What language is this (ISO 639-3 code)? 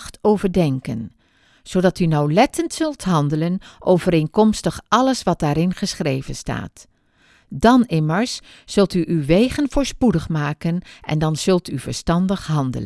nld